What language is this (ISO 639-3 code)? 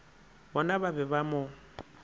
nso